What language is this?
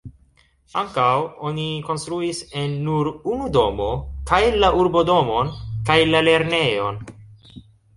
Esperanto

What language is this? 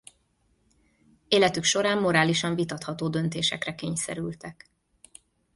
Hungarian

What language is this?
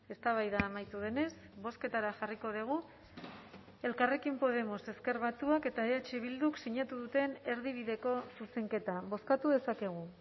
Basque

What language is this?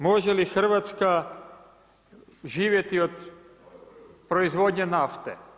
Croatian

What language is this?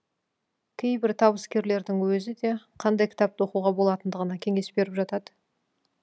Kazakh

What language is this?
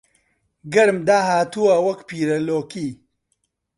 Central Kurdish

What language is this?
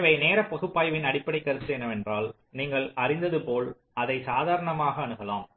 Tamil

